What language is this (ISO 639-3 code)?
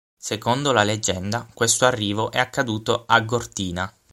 ita